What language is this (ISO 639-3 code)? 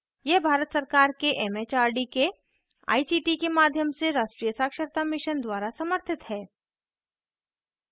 hin